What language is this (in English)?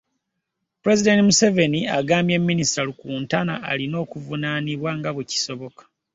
Ganda